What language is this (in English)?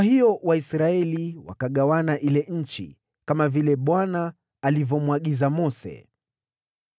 Swahili